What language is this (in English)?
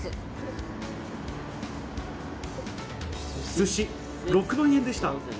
Japanese